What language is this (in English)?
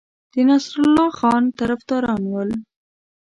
Pashto